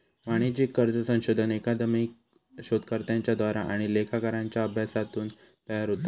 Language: Marathi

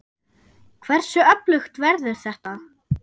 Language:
Icelandic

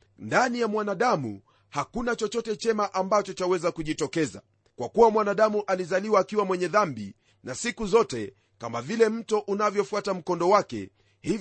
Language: Swahili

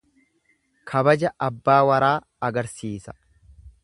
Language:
Oromo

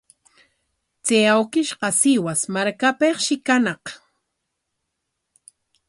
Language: Corongo Ancash Quechua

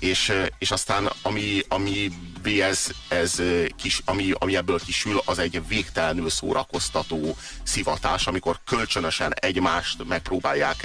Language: Hungarian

